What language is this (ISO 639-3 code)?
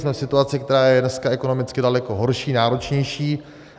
ces